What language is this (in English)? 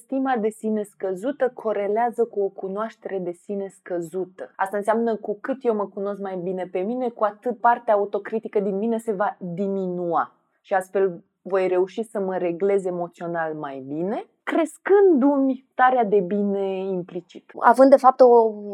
Romanian